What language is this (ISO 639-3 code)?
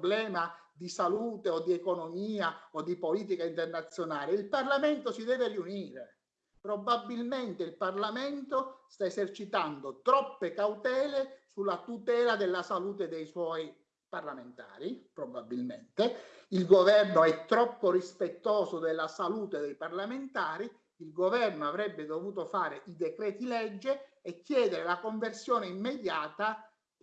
ita